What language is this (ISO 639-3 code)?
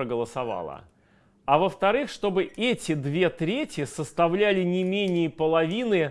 rus